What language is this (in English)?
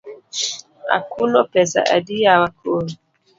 Luo (Kenya and Tanzania)